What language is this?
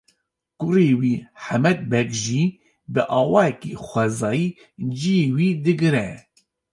Kurdish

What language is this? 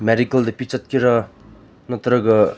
Manipuri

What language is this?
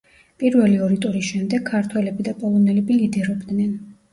Georgian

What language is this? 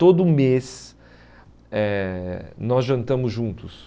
Portuguese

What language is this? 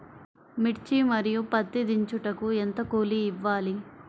Telugu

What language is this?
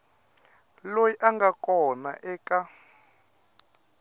Tsonga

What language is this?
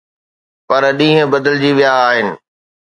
Sindhi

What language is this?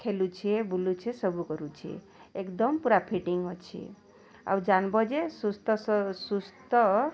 Odia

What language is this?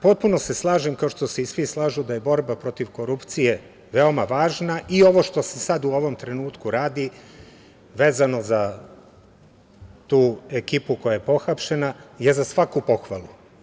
Serbian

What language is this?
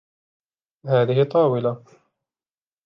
Arabic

